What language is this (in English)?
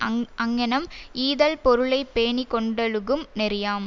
Tamil